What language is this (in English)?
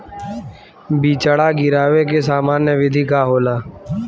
Bhojpuri